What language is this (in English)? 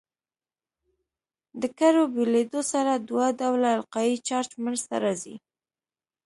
Pashto